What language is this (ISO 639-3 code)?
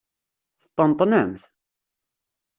kab